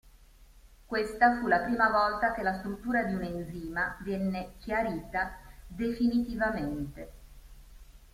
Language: Italian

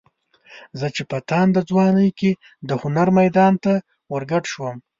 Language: Pashto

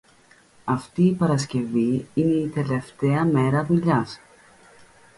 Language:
Greek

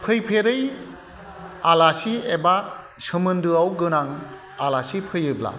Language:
Bodo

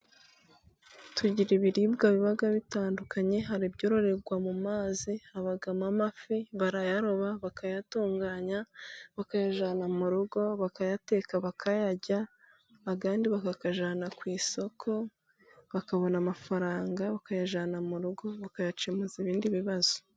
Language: Kinyarwanda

